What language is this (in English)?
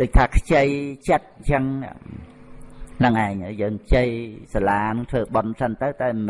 Vietnamese